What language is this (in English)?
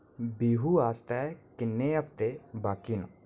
Dogri